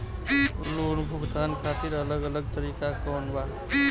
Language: Bhojpuri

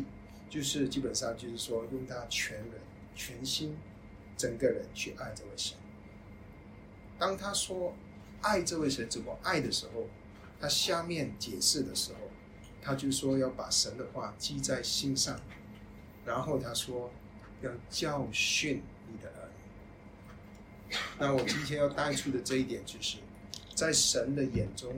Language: Chinese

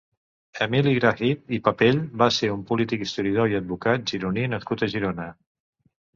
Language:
Catalan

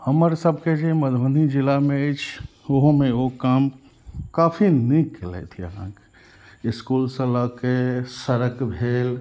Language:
Maithili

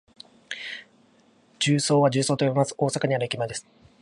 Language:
Japanese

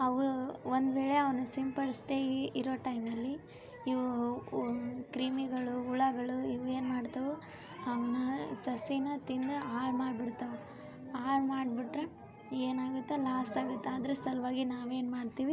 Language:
Kannada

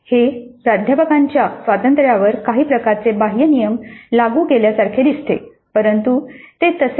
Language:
Marathi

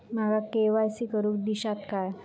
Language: Marathi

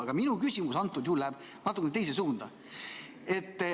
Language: Estonian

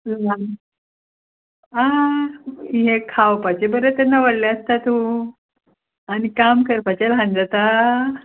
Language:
Konkani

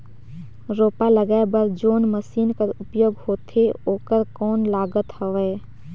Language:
Chhattisgarhi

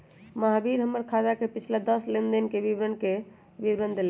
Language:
Magahi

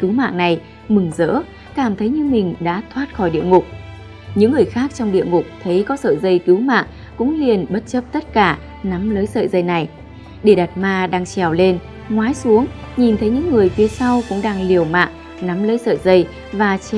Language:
Vietnamese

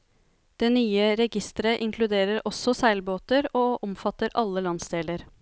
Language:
Norwegian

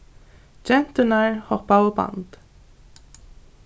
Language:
Faroese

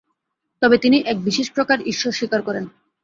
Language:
Bangla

